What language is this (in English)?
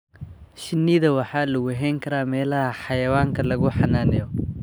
Somali